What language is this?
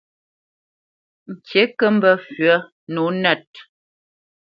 Bamenyam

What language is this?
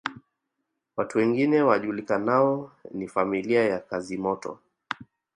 Swahili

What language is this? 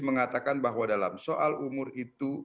Indonesian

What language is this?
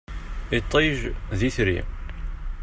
Kabyle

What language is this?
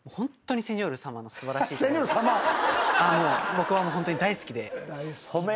Japanese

